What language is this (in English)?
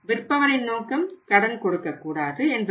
Tamil